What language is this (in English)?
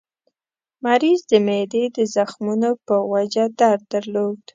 Pashto